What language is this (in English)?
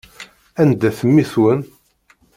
Kabyle